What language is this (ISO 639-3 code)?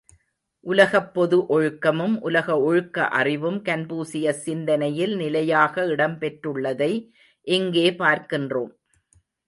tam